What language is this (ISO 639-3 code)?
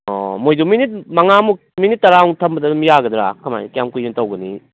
mni